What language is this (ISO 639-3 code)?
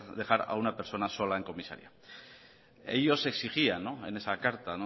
spa